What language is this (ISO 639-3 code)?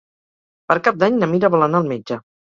cat